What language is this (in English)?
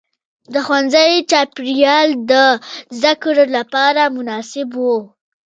Pashto